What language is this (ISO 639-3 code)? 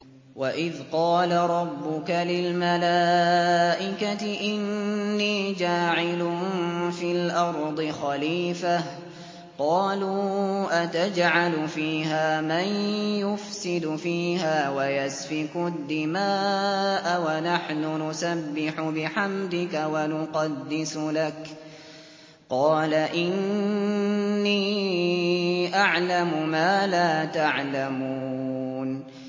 ara